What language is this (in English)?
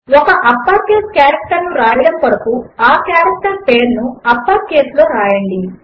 Telugu